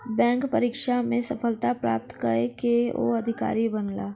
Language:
Maithili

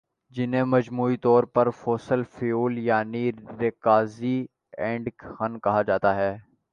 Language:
Urdu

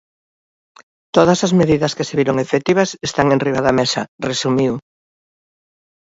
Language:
Galician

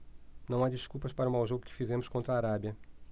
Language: Portuguese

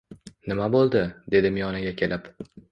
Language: Uzbek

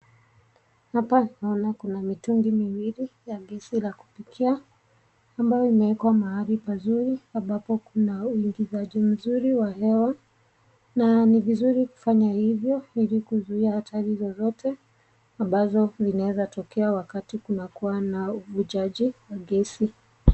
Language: Swahili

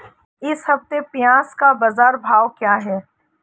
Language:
Hindi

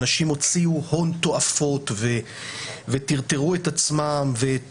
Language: Hebrew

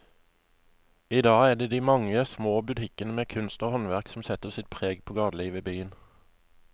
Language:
Norwegian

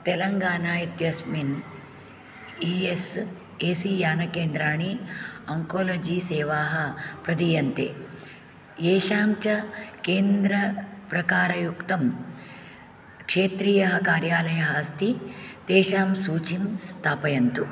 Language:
Sanskrit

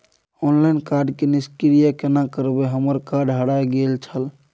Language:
Maithili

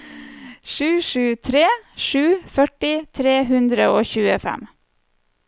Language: Norwegian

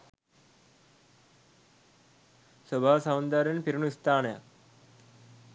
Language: Sinhala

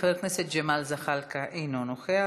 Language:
Hebrew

